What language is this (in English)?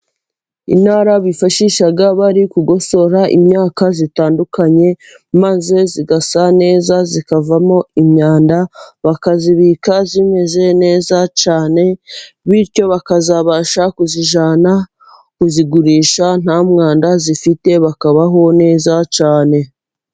Kinyarwanda